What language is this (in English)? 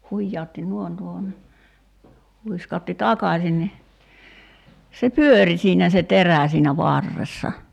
Finnish